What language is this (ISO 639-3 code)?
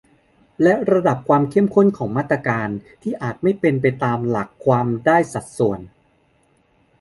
tha